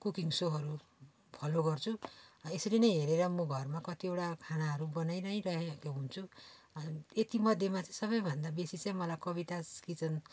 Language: Nepali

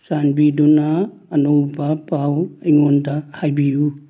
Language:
Manipuri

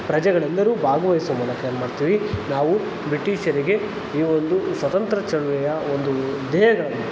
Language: Kannada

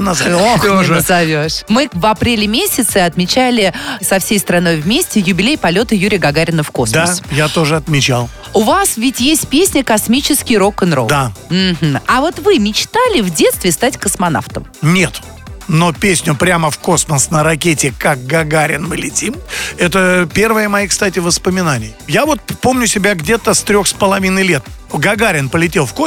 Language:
Russian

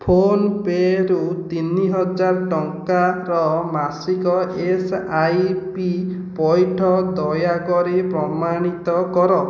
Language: Odia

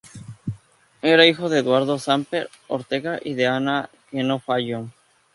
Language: Spanish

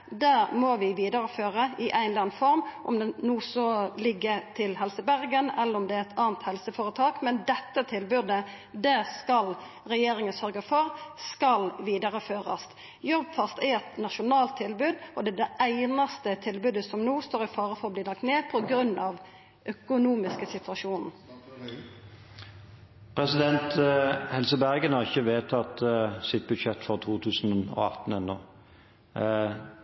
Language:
Norwegian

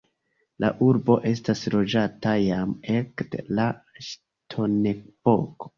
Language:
Esperanto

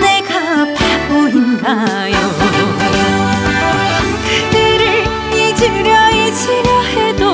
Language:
Korean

